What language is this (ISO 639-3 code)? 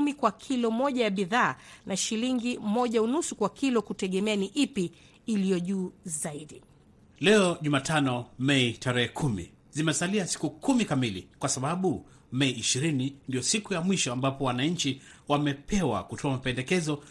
swa